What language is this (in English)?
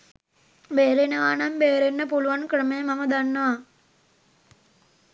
Sinhala